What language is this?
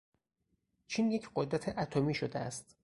Persian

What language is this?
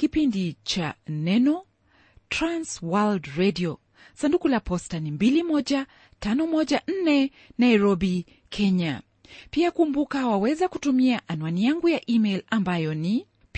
Swahili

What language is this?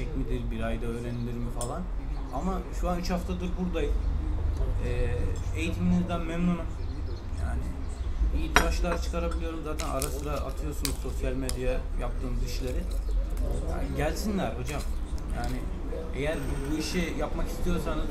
Turkish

